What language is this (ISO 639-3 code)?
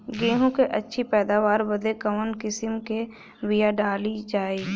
bho